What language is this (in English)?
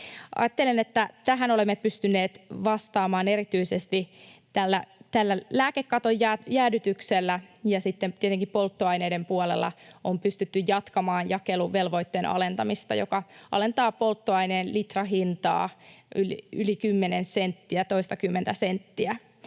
Finnish